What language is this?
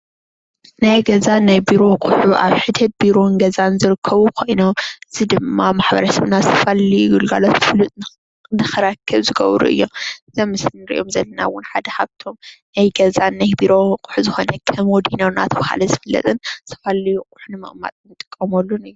Tigrinya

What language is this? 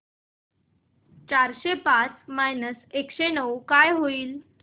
Marathi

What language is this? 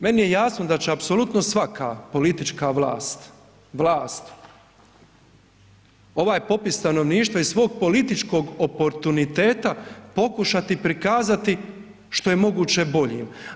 Croatian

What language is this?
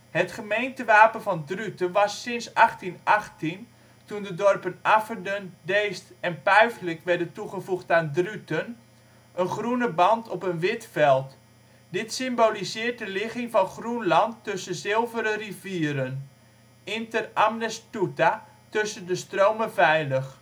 Dutch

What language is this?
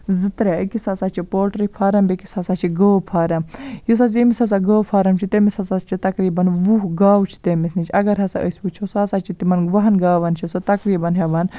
Kashmiri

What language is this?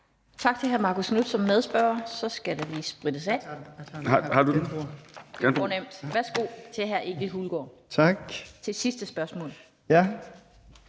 Danish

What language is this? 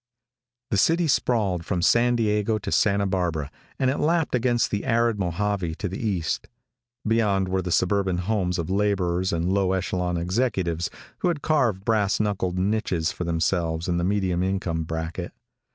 English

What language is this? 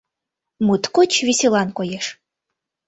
Mari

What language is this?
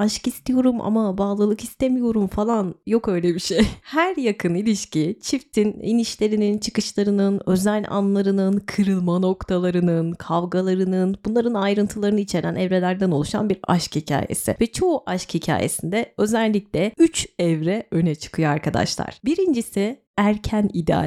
Turkish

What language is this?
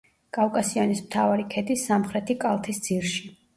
Georgian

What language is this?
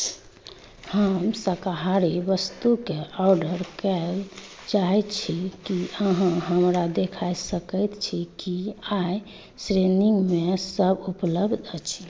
Maithili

